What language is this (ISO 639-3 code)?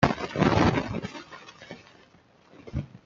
zho